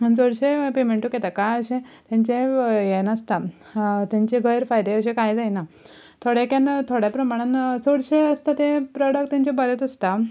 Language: Konkani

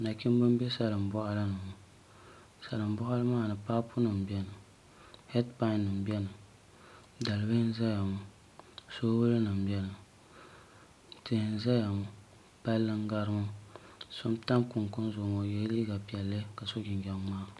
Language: Dagbani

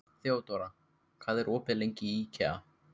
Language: Icelandic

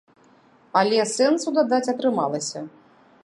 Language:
Belarusian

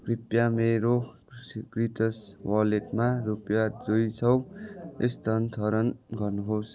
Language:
Nepali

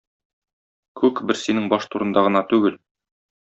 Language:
Tatar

